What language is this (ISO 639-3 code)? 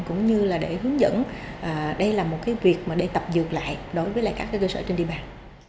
vie